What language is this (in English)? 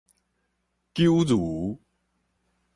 Min Nan Chinese